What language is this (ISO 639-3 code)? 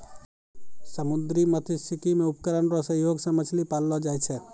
mai